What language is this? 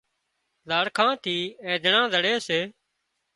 Wadiyara Koli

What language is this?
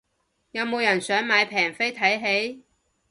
Cantonese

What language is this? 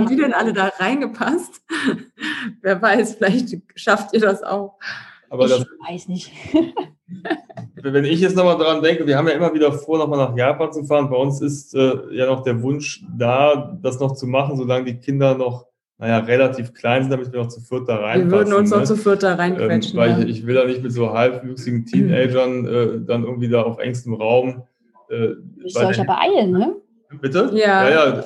German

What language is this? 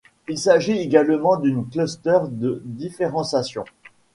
French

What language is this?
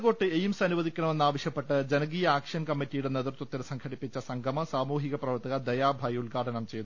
Malayalam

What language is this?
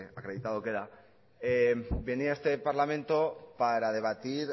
Spanish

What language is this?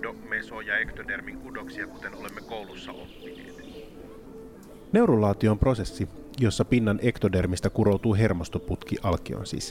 Finnish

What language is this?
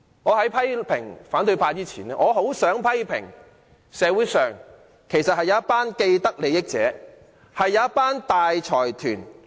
Cantonese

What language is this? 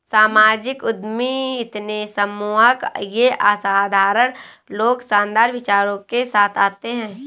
Hindi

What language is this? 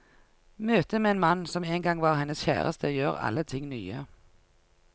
Norwegian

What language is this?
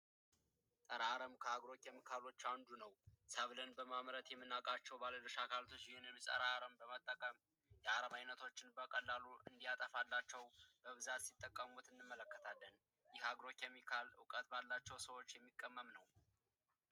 Amharic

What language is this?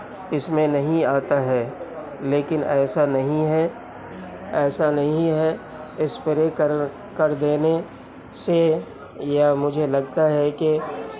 Urdu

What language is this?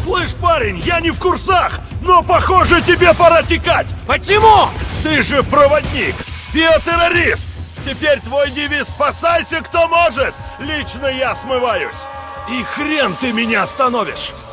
Russian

